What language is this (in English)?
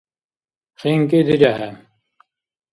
Dargwa